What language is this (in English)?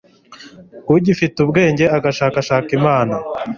Kinyarwanda